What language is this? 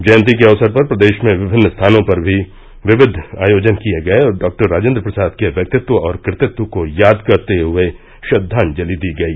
Hindi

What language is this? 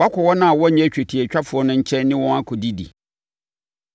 Akan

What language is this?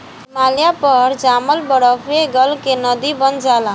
Bhojpuri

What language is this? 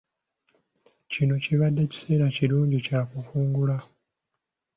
Ganda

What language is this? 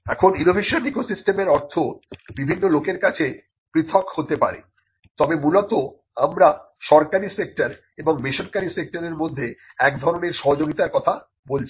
Bangla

